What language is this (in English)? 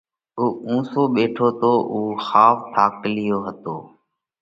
Parkari Koli